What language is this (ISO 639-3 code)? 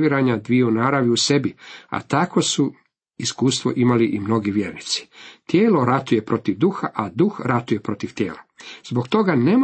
hrv